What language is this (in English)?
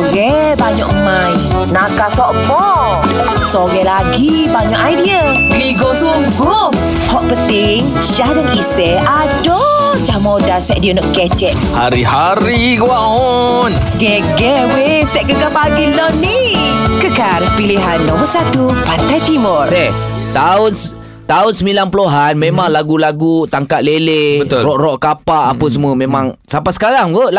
Malay